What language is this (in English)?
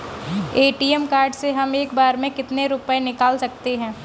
Hindi